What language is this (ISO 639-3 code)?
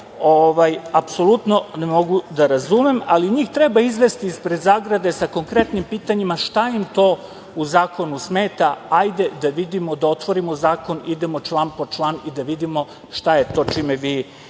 srp